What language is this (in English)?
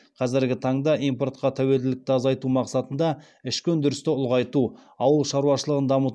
Kazakh